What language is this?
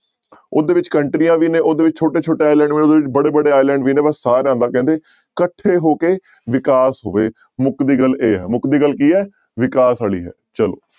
Punjabi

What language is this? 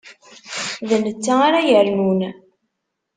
Kabyle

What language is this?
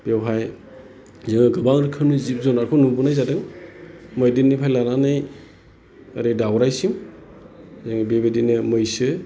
Bodo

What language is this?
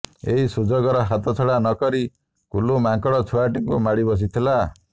Odia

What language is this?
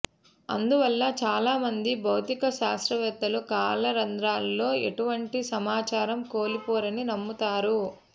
Telugu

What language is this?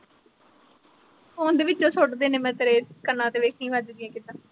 Punjabi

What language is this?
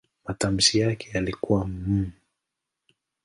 Swahili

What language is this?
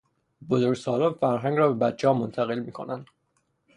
Persian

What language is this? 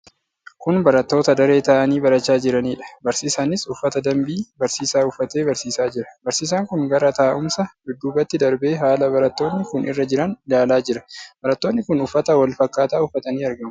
Oromo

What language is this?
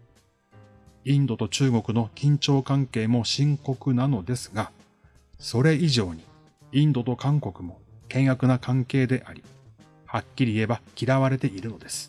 Japanese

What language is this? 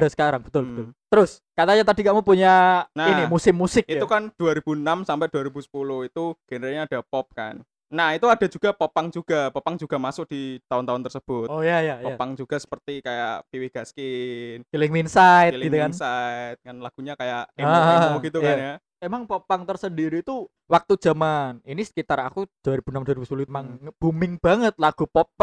Indonesian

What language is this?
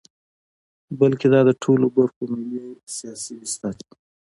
Pashto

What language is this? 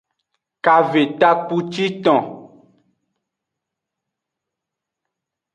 Aja (Benin)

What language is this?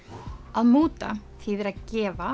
Icelandic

